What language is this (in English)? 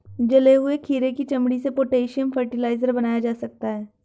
Hindi